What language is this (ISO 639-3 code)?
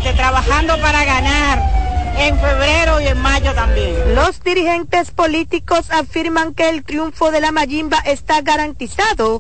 spa